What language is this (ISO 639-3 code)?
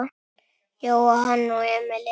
isl